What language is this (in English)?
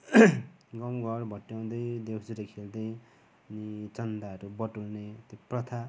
Nepali